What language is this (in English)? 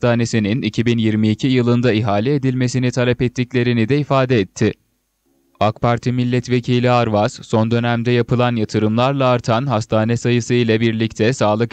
Turkish